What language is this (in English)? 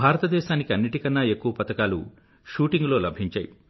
Telugu